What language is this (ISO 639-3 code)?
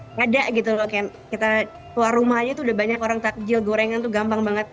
ind